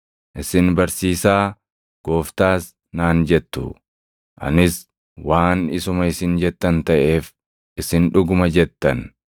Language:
Oromo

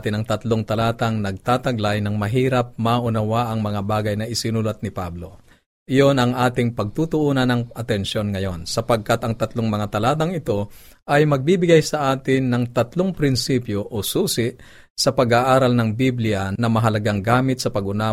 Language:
Filipino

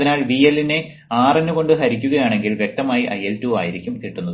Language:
Malayalam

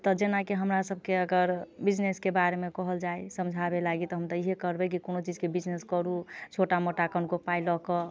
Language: Maithili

